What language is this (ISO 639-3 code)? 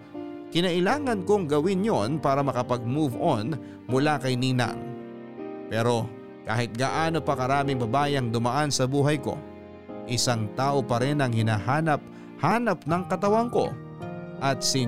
fil